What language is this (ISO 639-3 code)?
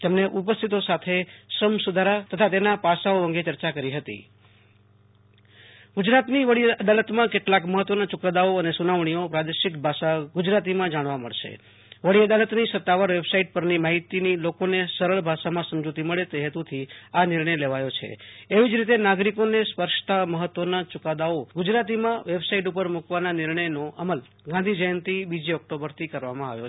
guj